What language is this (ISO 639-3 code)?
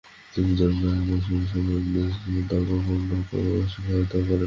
ben